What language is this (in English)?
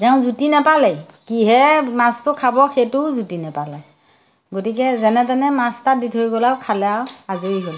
Assamese